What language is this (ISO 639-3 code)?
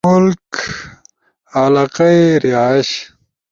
ush